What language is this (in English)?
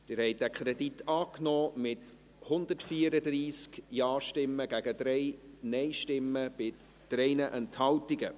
Swiss German